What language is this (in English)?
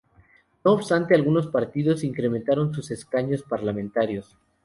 Spanish